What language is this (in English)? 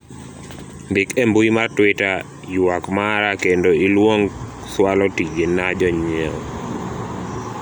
Luo (Kenya and Tanzania)